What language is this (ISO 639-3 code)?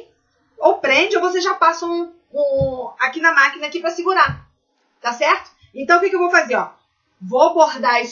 por